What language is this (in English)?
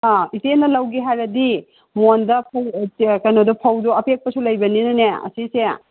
Manipuri